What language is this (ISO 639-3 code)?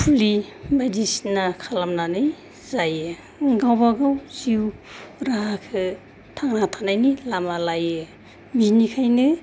brx